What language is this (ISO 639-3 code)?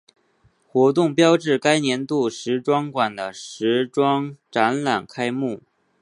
zho